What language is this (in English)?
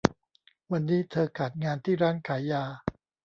Thai